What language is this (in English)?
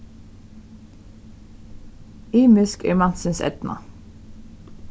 Faroese